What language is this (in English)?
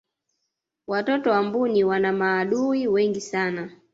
Swahili